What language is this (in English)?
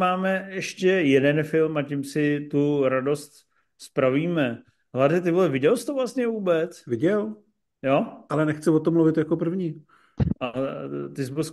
Czech